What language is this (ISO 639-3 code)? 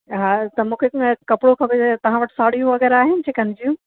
snd